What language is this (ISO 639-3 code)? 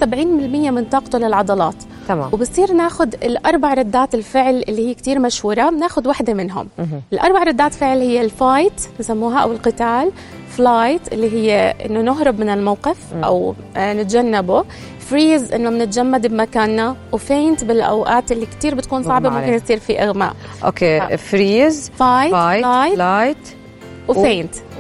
ara